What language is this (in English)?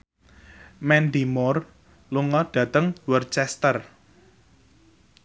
Javanese